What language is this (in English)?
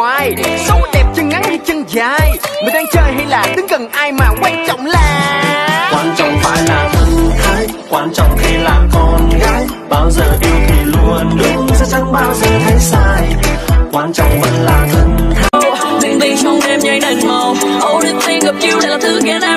Vietnamese